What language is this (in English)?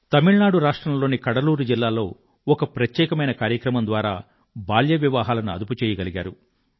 Telugu